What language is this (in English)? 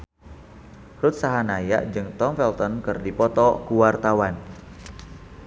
Sundanese